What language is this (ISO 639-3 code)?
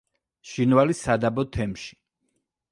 kat